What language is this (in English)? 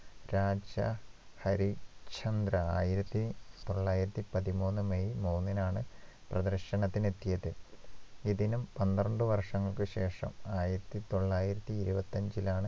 Malayalam